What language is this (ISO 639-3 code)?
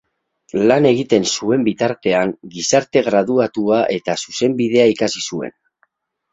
eus